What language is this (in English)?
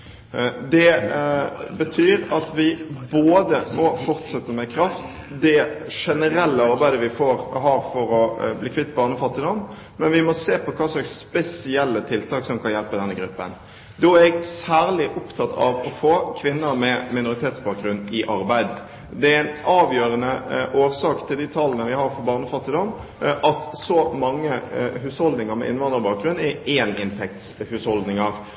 Norwegian Bokmål